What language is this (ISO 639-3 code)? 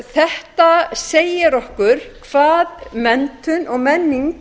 isl